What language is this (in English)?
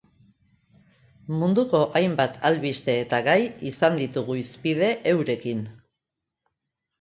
Basque